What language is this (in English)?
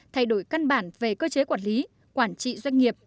Vietnamese